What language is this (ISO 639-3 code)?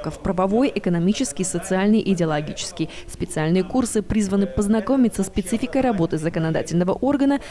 rus